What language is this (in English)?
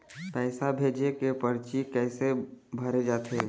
Chhattisgarhi